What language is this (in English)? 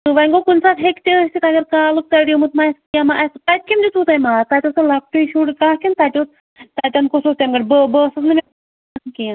Kashmiri